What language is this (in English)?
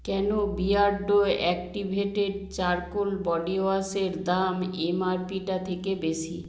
Bangla